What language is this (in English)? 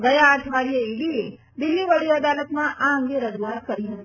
Gujarati